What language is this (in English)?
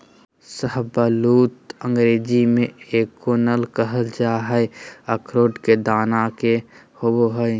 Magahi